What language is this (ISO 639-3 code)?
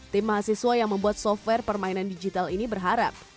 ind